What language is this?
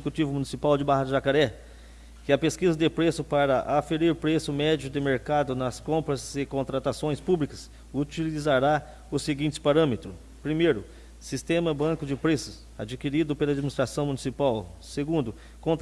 Portuguese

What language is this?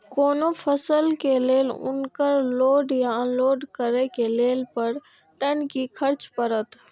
Maithili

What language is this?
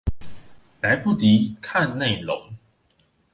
Chinese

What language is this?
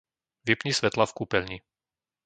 Slovak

